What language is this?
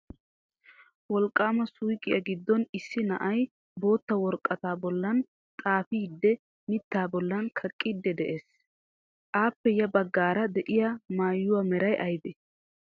Wolaytta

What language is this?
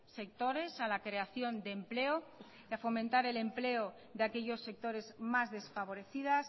Spanish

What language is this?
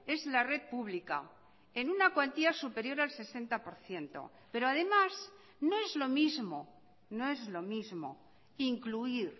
Spanish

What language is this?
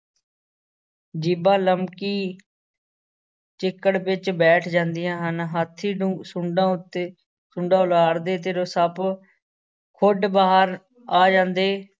Punjabi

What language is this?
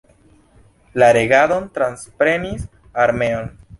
Esperanto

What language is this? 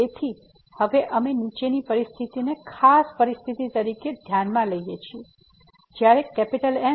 Gujarati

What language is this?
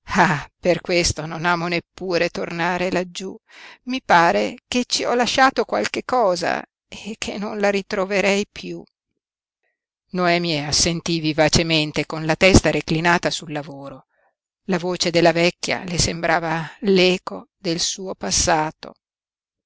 Italian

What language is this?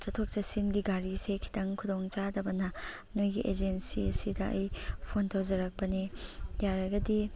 Manipuri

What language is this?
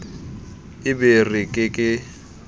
Southern Sotho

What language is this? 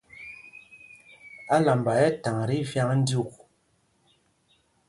Mpumpong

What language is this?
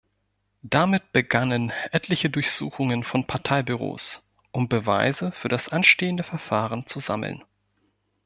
German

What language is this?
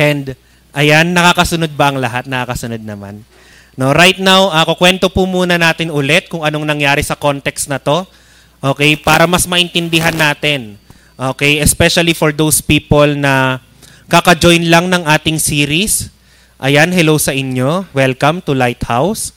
Filipino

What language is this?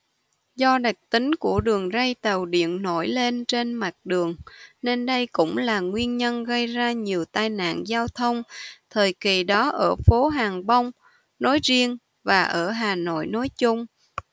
Vietnamese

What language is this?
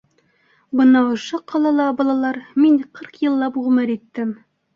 Bashkir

